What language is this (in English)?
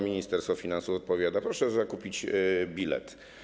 Polish